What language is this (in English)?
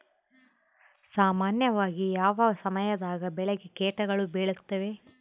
Kannada